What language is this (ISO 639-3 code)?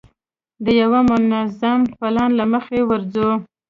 pus